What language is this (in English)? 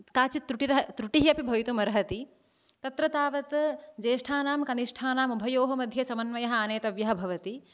Sanskrit